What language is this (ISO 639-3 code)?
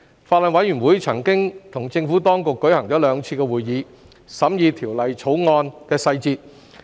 yue